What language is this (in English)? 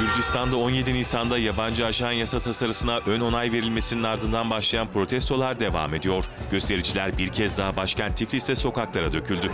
Turkish